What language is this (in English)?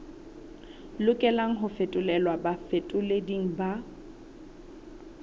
Southern Sotho